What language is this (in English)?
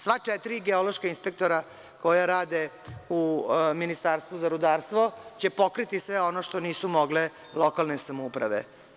Serbian